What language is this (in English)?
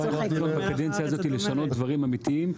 Hebrew